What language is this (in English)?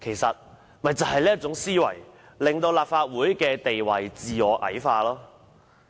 Cantonese